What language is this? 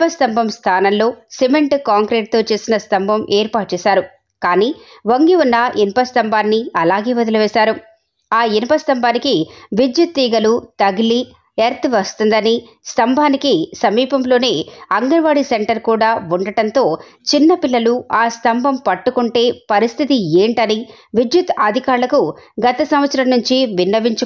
Telugu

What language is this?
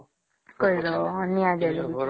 Odia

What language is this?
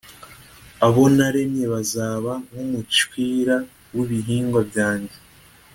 Kinyarwanda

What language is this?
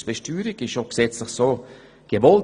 Swiss German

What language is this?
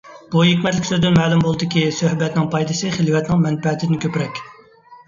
Uyghur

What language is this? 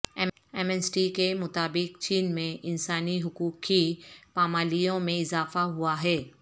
Urdu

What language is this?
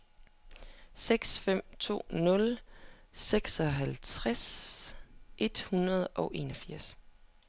Danish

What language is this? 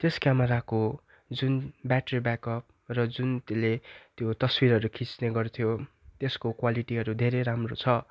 Nepali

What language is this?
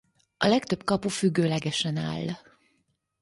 Hungarian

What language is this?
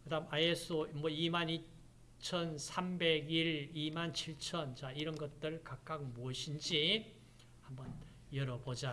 Korean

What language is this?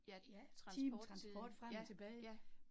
Danish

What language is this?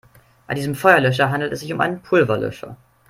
German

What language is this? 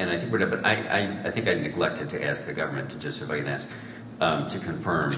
English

